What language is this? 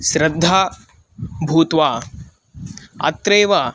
Sanskrit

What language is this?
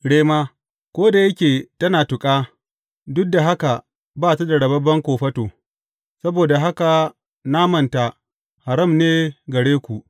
Hausa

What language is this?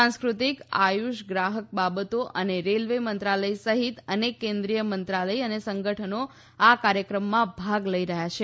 Gujarati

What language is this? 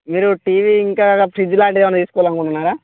Telugu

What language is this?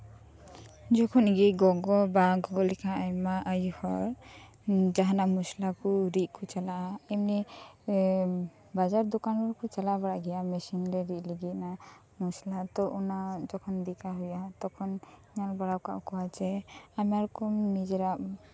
Santali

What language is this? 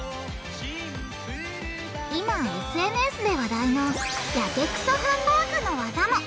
Japanese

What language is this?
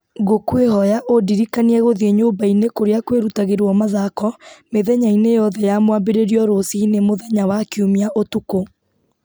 Kikuyu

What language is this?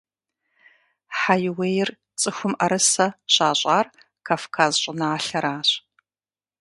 Kabardian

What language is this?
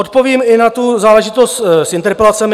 Czech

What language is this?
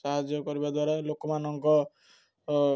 Odia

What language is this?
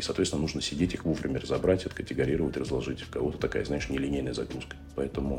Russian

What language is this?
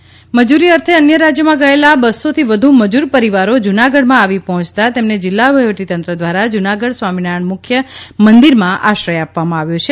Gujarati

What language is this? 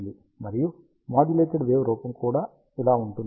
Telugu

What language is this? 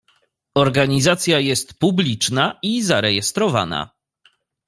Polish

